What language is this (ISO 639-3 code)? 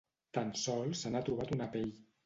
cat